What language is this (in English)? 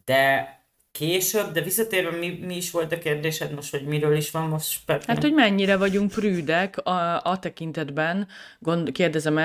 Hungarian